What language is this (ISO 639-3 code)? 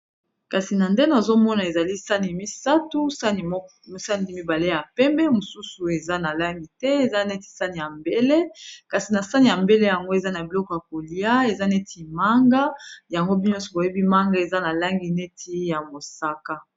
lin